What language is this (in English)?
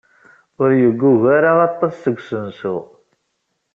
Kabyle